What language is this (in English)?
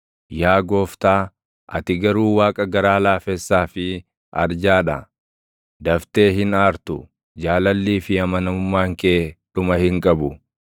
Oromo